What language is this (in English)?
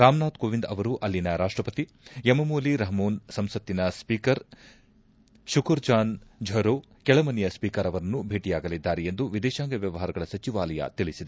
Kannada